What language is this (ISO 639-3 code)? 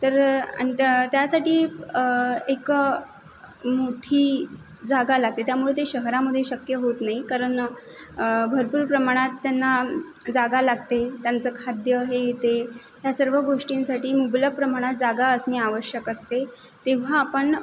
mar